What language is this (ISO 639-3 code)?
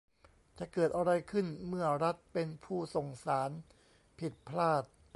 tha